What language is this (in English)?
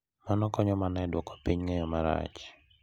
Luo (Kenya and Tanzania)